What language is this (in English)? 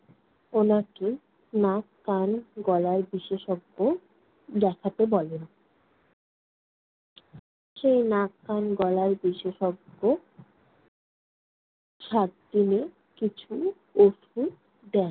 Bangla